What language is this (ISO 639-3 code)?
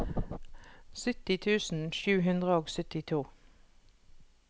nor